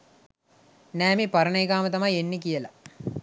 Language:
Sinhala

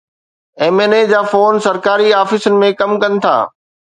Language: Sindhi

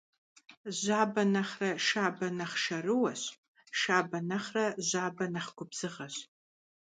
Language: Kabardian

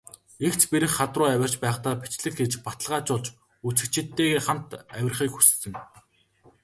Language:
Mongolian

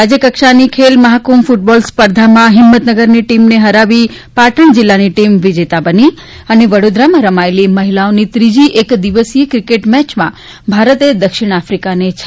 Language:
Gujarati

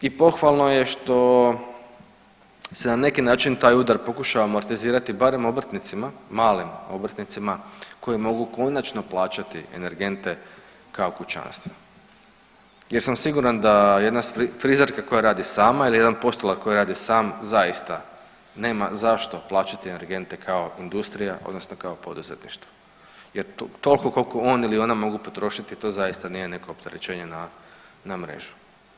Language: Croatian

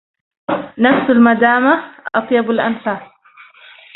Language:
Arabic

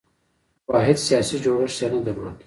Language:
Pashto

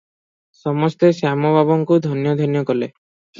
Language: Odia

